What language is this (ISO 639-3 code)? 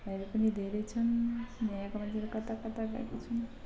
nep